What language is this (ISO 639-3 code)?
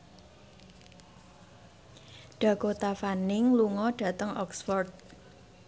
jav